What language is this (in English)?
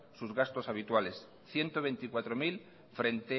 Spanish